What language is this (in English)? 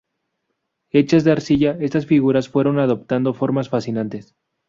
Spanish